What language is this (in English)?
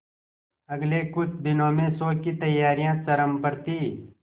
Hindi